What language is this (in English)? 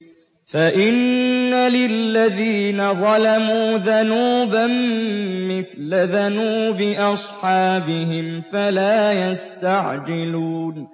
Arabic